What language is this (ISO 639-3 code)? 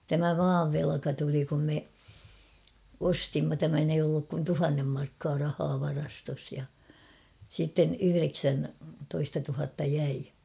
fin